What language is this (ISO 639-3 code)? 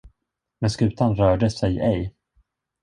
swe